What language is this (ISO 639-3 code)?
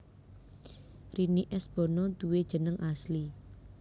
jav